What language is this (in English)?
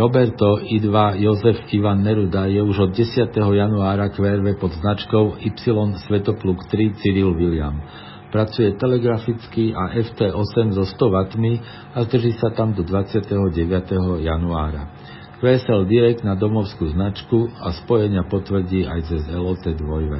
Slovak